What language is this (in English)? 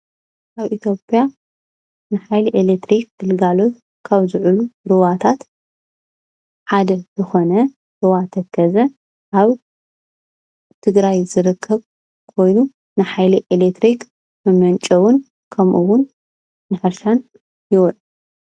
Tigrinya